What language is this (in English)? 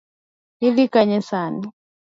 Luo (Kenya and Tanzania)